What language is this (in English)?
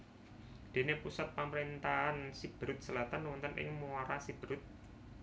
Javanese